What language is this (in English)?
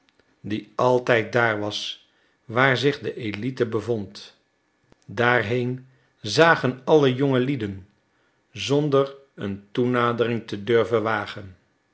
Dutch